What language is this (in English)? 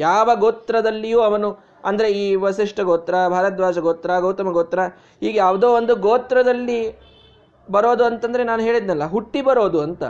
Kannada